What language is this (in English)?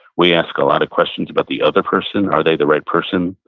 English